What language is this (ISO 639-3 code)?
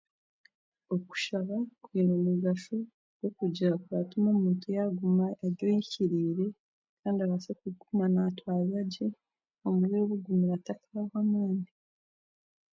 cgg